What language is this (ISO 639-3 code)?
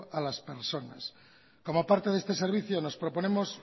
spa